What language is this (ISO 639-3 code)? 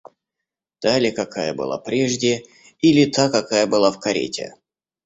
rus